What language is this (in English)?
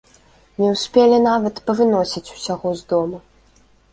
Belarusian